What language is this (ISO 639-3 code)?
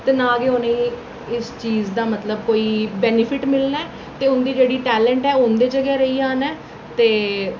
doi